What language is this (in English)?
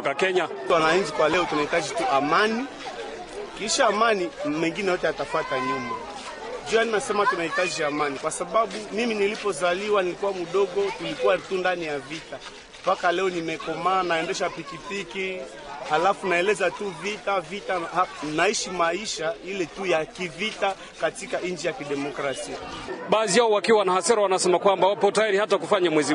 Swahili